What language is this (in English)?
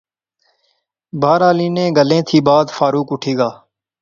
Pahari-Potwari